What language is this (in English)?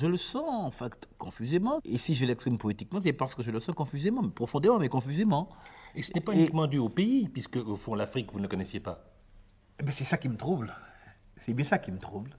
French